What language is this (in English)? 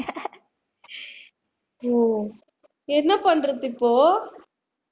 Tamil